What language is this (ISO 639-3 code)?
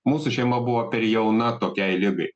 lit